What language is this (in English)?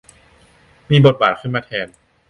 Thai